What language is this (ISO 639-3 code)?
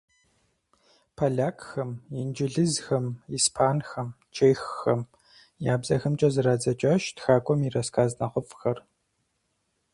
kbd